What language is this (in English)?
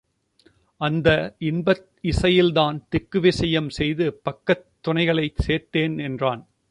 Tamil